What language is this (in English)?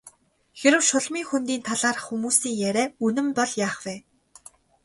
Mongolian